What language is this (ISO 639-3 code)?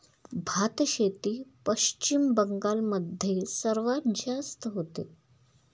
mar